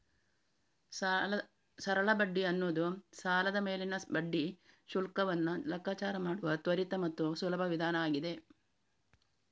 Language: Kannada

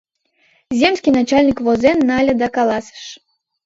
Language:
Mari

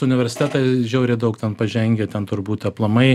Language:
Lithuanian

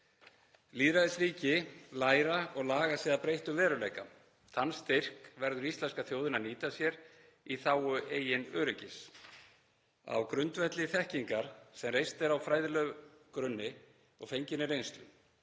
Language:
Icelandic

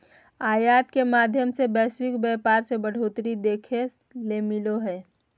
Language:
Magahi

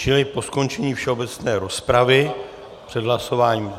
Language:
Czech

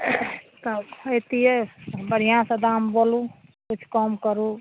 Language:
Maithili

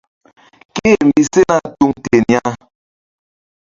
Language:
Mbum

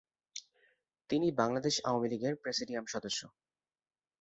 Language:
Bangla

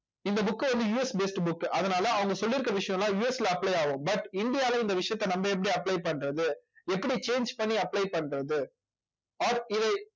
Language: Tamil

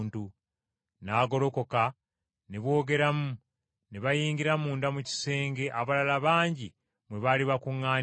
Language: Ganda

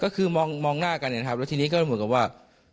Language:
Thai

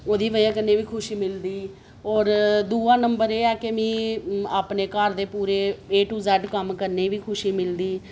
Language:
Dogri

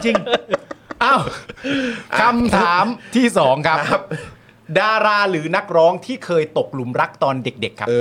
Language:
Thai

